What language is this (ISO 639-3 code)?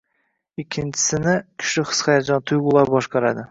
uzb